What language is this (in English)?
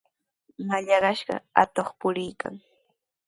Sihuas Ancash Quechua